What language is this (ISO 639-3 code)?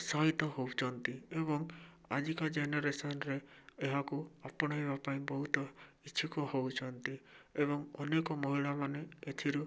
ori